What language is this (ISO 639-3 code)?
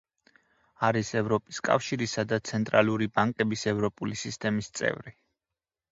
kat